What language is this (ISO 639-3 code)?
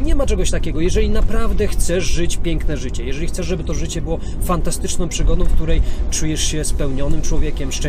pol